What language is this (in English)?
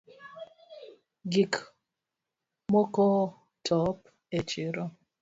Luo (Kenya and Tanzania)